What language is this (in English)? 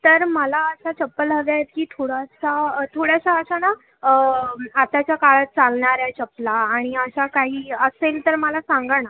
Marathi